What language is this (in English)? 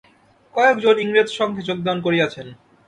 Bangla